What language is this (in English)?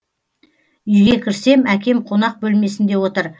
Kazakh